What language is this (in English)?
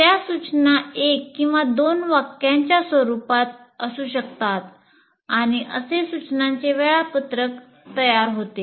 Marathi